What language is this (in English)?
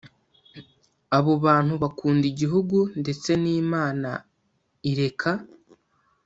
Kinyarwanda